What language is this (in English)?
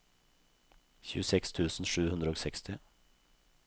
Norwegian